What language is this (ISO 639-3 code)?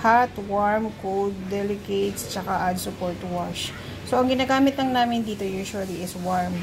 fil